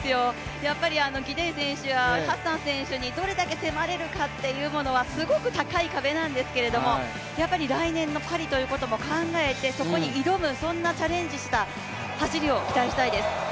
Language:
Japanese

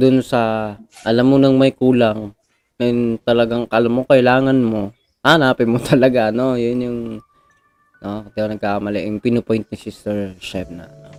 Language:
Filipino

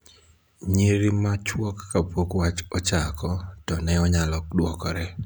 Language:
Luo (Kenya and Tanzania)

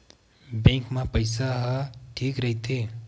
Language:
Chhattisgarhi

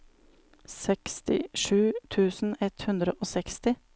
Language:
Norwegian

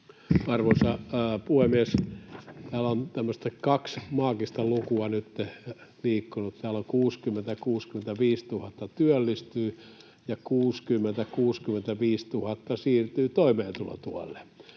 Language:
Finnish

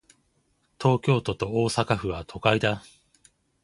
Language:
Japanese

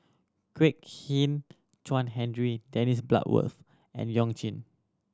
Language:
English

